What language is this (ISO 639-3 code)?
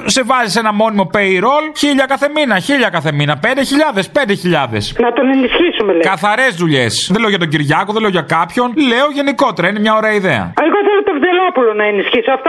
ell